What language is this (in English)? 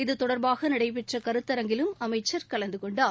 Tamil